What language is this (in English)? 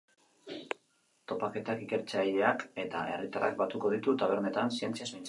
Basque